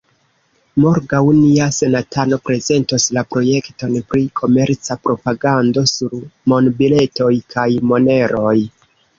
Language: Esperanto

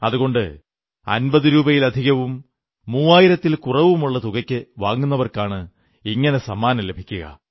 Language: Malayalam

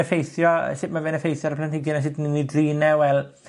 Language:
Welsh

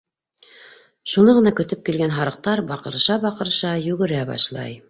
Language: Bashkir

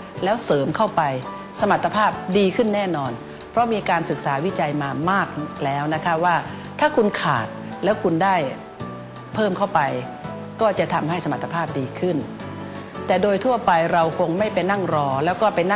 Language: Thai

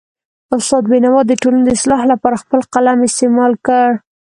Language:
Pashto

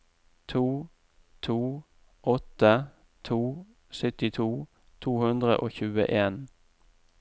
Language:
Norwegian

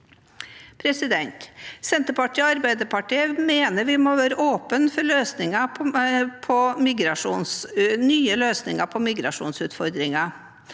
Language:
Norwegian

